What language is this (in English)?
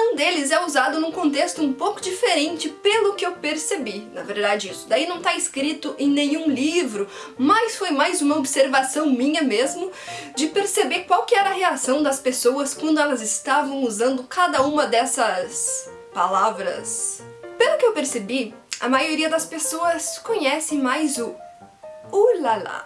Portuguese